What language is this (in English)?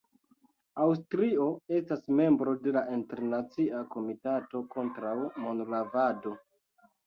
Esperanto